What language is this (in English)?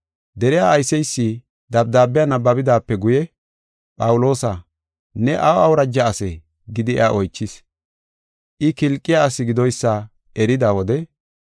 Gofa